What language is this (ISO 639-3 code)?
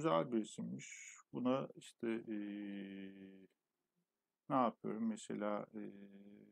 tur